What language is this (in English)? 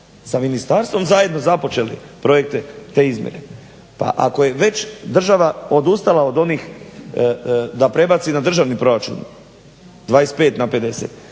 Croatian